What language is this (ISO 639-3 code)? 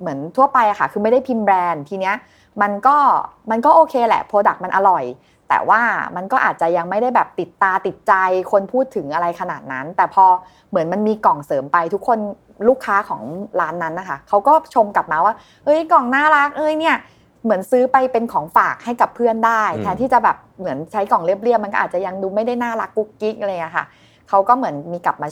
tha